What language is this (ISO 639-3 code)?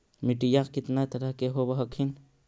mag